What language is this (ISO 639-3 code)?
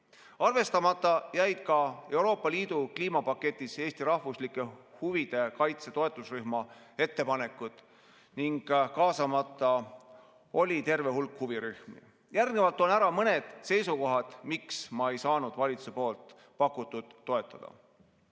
est